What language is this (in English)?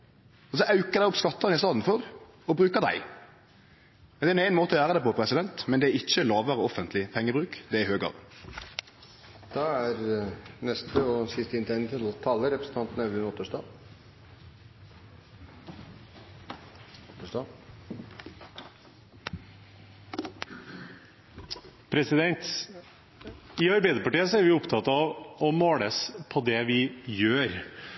Norwegian